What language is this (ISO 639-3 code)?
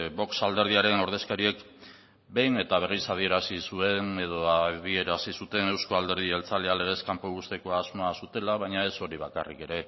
eus